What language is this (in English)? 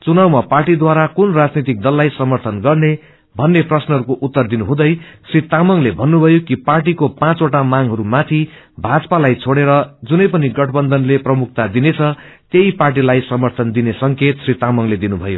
Nepali